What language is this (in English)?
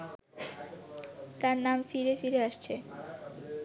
Bangla